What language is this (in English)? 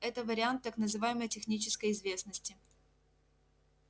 Russian